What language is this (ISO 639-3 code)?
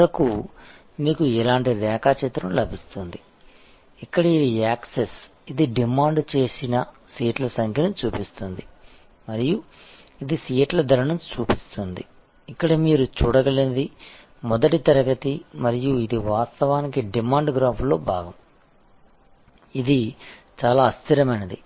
tel